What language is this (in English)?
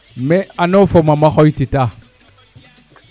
Serer